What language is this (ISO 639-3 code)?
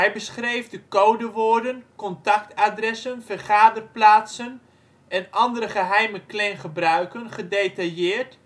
nld